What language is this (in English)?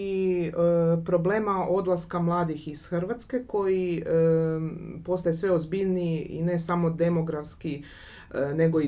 Croatian